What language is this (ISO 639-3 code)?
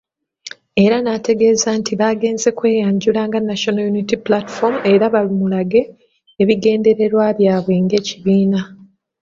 lug